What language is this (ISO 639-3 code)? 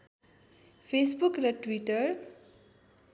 nep